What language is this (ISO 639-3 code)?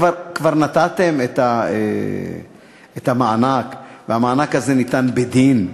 heb